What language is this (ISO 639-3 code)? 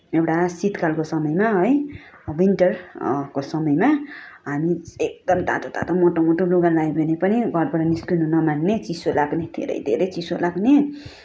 nep